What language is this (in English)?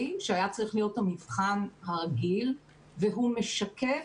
Hebrew